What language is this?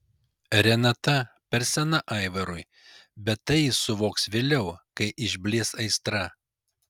Lithuanian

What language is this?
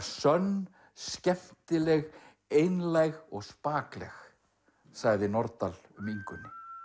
Icelandic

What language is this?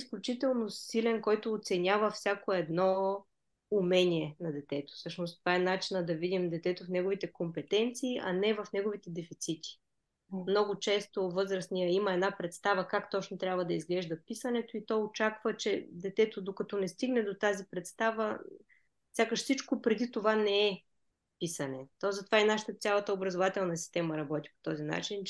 Bulgarian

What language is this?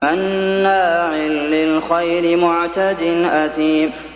Arabic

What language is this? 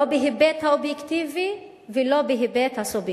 Hebrew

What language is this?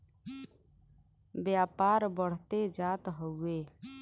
Bhojpuri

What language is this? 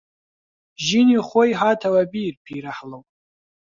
Central Kurdish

